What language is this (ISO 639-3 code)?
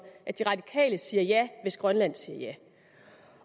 dan